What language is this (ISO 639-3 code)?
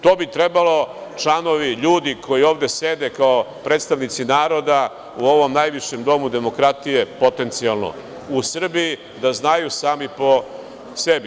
srp